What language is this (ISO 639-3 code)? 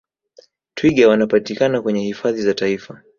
swa